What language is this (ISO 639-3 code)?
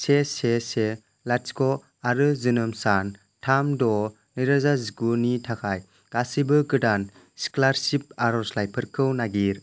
brx